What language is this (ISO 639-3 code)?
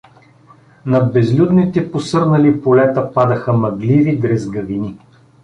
bul